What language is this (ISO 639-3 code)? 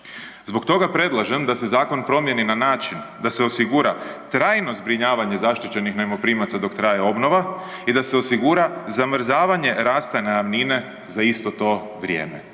hrv